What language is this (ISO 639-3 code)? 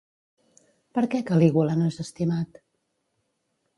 cat